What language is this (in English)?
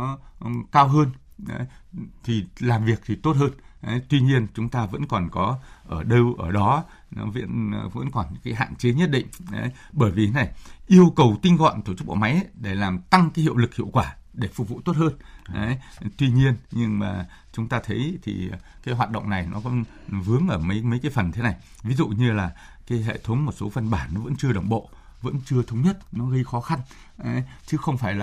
Vietnamese